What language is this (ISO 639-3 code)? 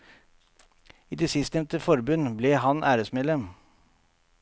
nor